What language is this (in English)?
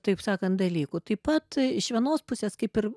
Lithuanian